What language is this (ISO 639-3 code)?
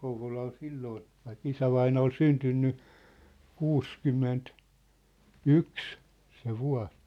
fin